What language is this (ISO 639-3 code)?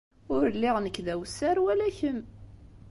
kab